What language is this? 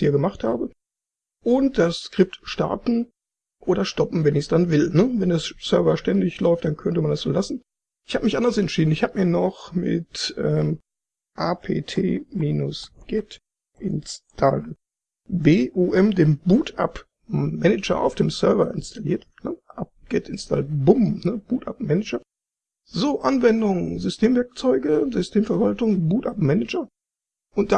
German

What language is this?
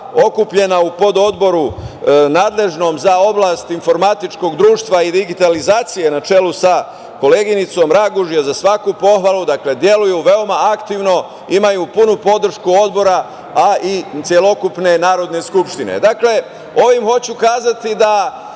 Serbian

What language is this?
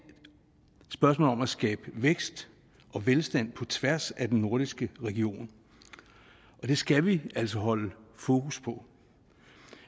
Danish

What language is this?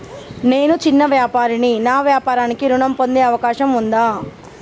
Telugu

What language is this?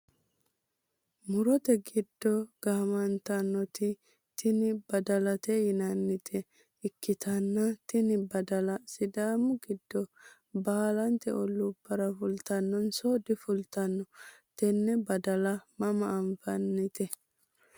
Sidamo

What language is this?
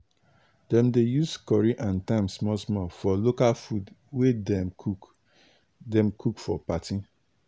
Nigerian Pidgin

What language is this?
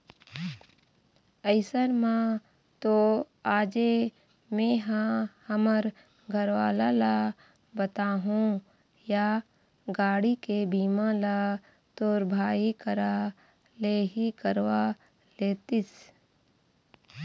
Chhattisgarhi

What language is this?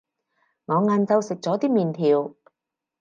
Cantonese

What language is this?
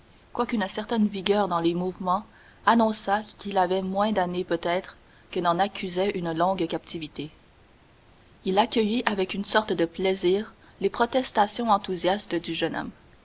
French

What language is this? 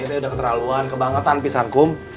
Indonesian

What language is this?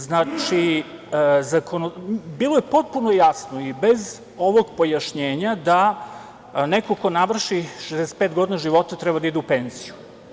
Serbian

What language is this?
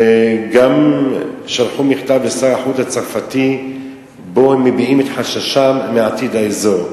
Hebrew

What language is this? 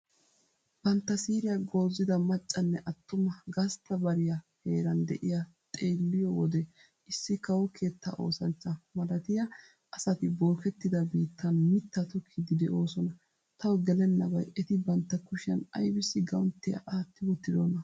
Wolaytta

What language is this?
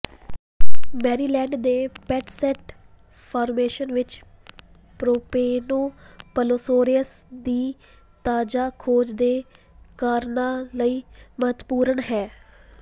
Punjabi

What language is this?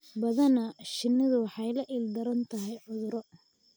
Somali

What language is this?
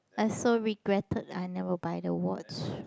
English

